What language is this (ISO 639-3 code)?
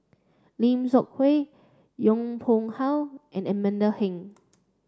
eng